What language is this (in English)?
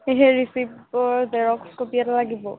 Assamese